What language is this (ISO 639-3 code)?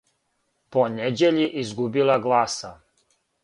srp